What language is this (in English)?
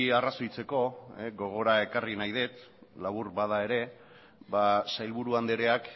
Basque